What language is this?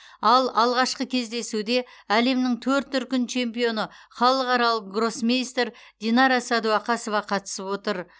Kazakh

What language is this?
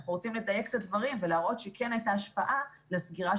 Hebrew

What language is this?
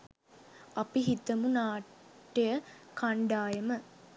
Sinhala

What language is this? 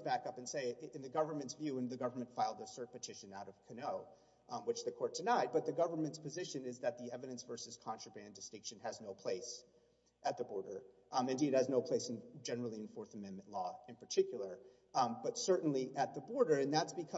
English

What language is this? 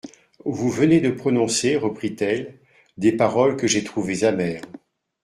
French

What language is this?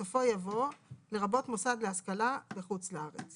Hebrew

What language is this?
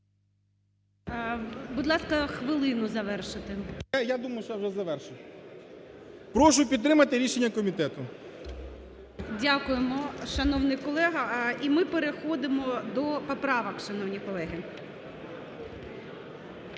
Ukrainian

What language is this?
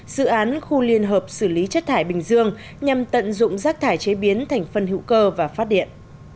Vietnamese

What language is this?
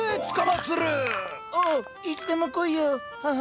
Japanese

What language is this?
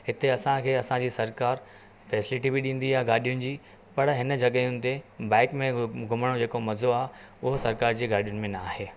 Sindhi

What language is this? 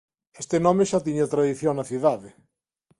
Galician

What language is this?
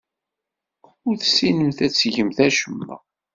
Kabyle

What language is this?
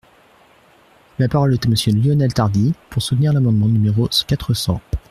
French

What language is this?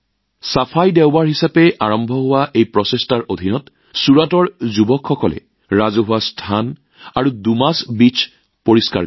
Assamese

